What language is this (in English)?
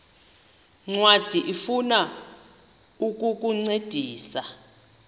Xhosa